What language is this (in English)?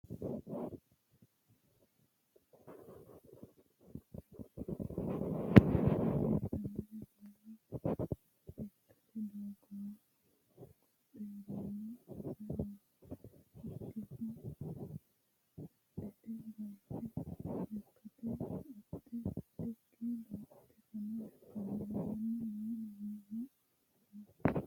Sidamo